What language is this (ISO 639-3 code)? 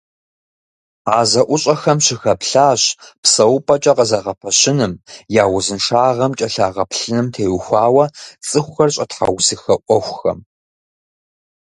kbd